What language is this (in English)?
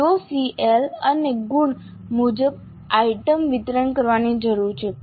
Gujarati